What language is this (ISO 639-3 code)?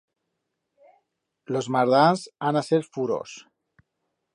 arg